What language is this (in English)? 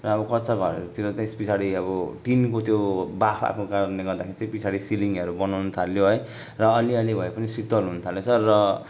Nepali